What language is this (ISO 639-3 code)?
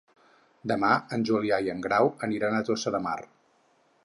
cat